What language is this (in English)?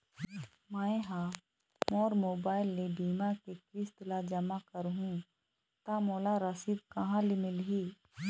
Chhattisgarhi